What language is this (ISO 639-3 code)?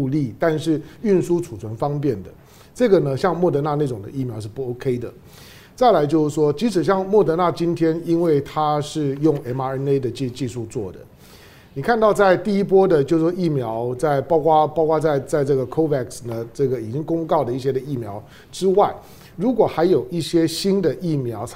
zho